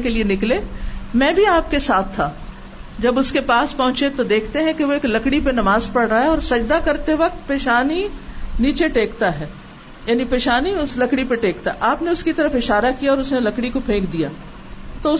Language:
Urdu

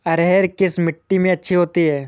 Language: Hindi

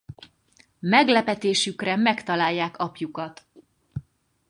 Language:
Hungarian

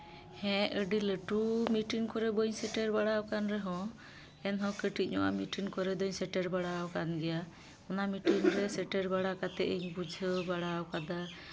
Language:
Santali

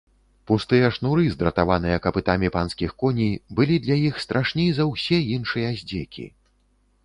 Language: Belarusian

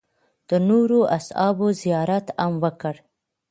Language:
Pashto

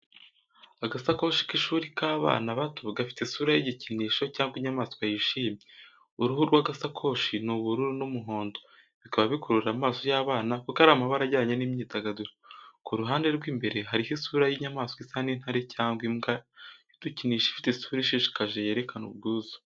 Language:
Kinyarwanda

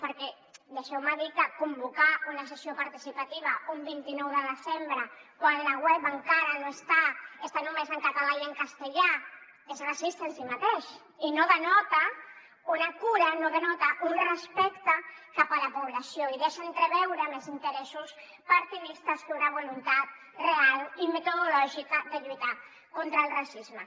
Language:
Catalan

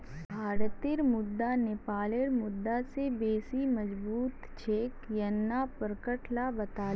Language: Magahi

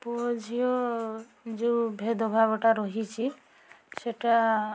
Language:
Odia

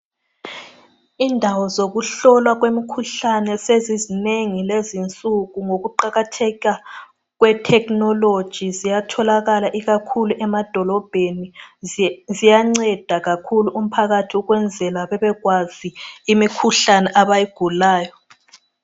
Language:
North Ndebele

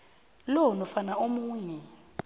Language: South Ndebele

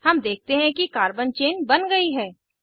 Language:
Hindi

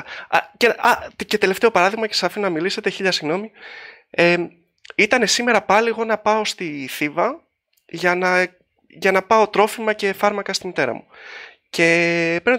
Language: Greek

